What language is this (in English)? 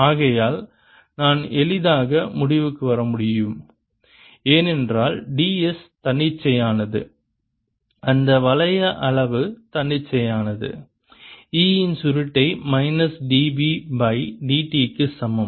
Tamil